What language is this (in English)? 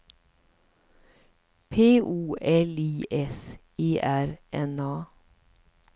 Swedish